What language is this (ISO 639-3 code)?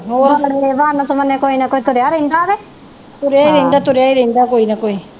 pan